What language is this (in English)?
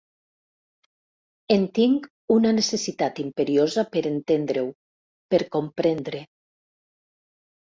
Catalan